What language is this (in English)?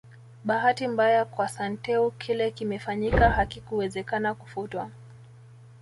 Swahili